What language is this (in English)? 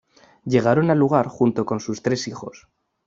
Spanish